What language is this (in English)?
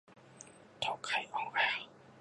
Japanese